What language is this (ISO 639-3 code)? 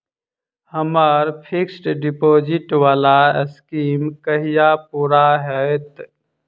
mai